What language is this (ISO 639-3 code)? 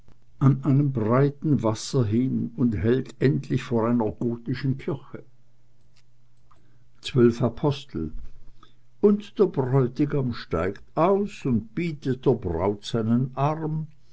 deu